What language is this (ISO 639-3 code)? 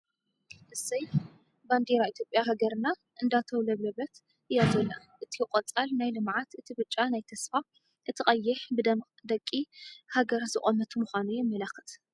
tir